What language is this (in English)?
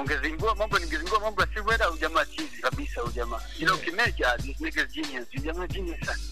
Swahili